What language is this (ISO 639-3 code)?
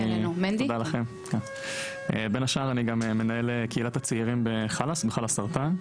heb